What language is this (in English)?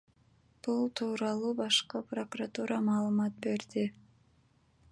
Kyrgyz